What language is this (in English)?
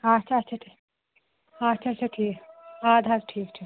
Kashmiri